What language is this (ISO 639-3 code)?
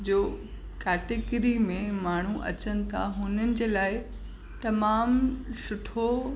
snd